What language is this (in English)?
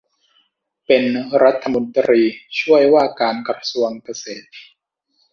Thai